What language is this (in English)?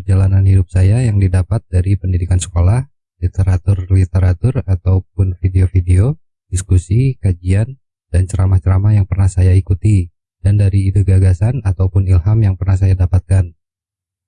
Indonesian